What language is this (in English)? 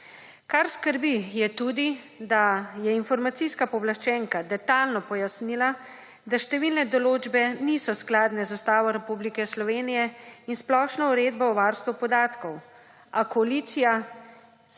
Slovenian